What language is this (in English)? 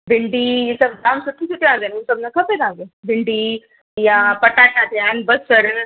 Sindhi